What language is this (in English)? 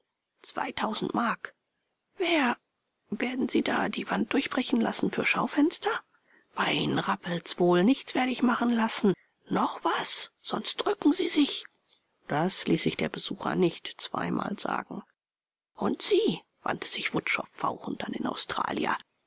German